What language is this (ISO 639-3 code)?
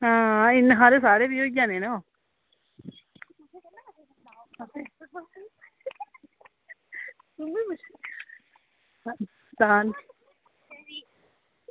doi